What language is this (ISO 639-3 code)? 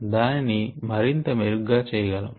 tel